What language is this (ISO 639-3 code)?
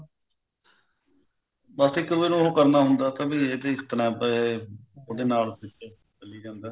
pan